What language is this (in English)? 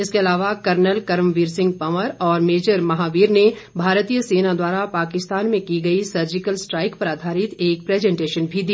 Hindi